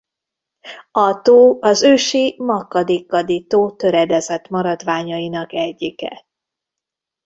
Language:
Hungarian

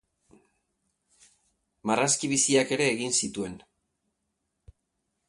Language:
Basque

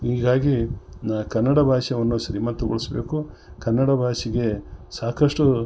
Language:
Kannada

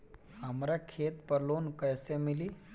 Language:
Bhojpuri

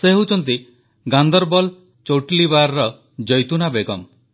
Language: Odia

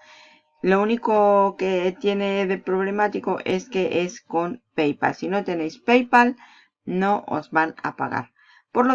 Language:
Spanish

